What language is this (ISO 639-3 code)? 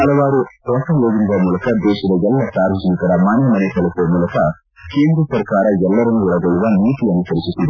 kan